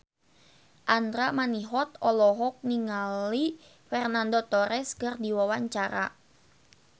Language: Sundanese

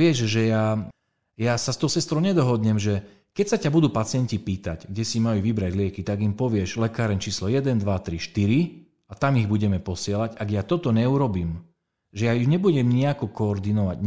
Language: Slovak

